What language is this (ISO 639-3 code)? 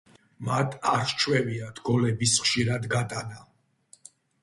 kat